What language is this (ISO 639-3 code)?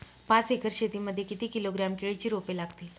mar